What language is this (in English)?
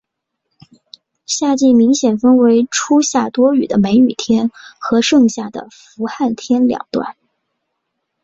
Chinese